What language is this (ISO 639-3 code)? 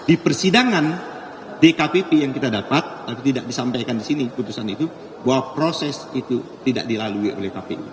ind